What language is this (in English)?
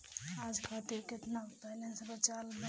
Bhojpuri